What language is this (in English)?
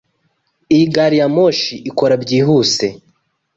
Kinyarwanda